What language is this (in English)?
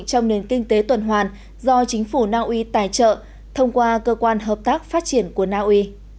Vietnamese